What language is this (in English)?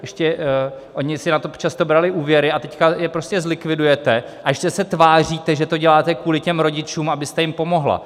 Czech